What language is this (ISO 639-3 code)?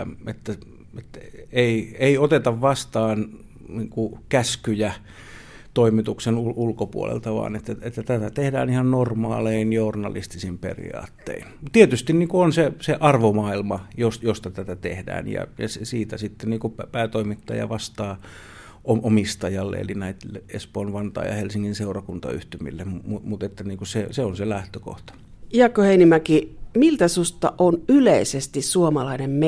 fin